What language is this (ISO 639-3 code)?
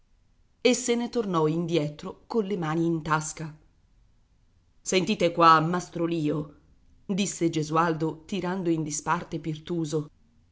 ita